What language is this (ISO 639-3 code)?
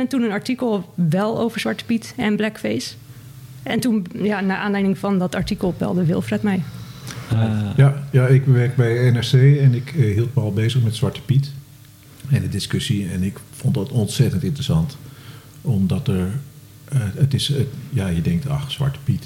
nld